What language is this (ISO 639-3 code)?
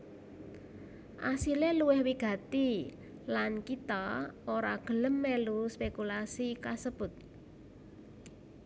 jav